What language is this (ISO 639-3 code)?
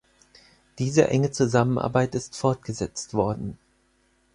deu